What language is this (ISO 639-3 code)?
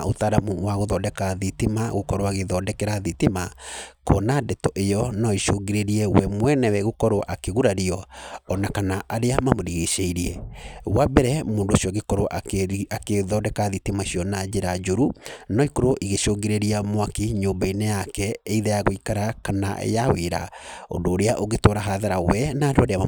kik